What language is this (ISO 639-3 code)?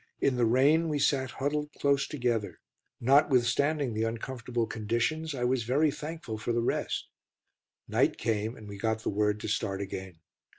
eng